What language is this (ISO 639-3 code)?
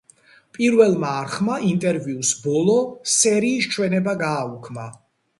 kat